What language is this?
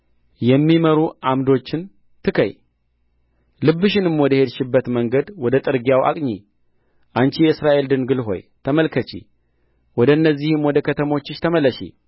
Amharic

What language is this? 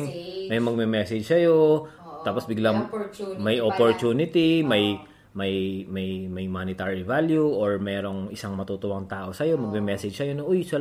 Filipino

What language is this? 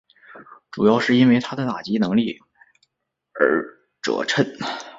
Chinese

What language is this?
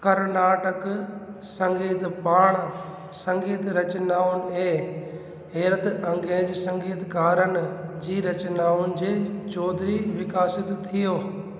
Sindhi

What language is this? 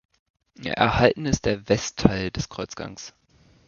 German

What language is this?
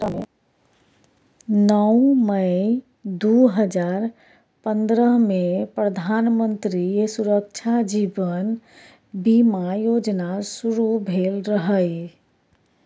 Maithili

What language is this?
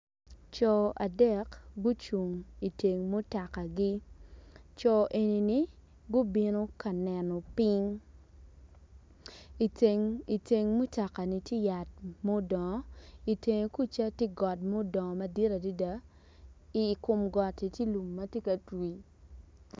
Acoli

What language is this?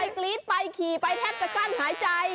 Thai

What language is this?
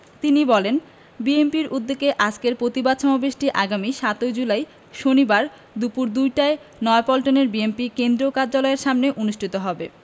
Bangla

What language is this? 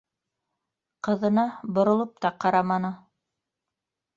Bashkir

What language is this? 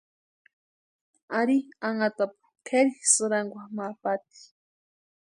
Western Highland Purepecha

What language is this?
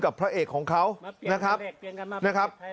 Thai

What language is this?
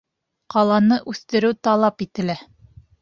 Bashkir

